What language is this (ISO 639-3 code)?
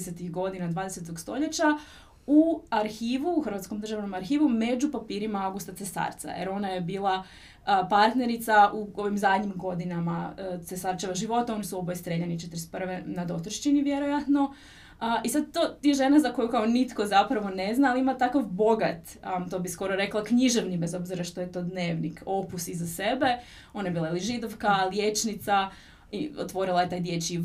hrv